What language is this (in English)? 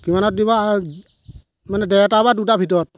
Assamese